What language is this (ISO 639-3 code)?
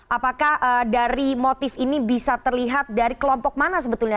ind